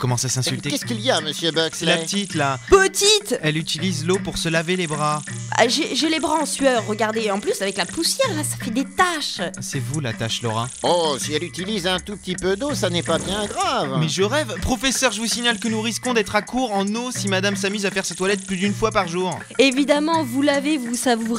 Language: French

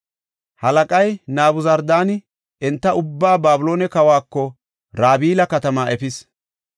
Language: Gofa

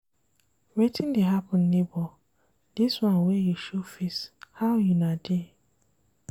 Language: Nigerian Pidgin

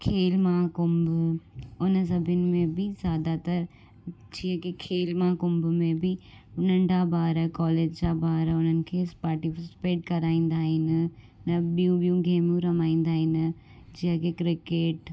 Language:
Sindhi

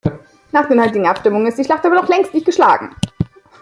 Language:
German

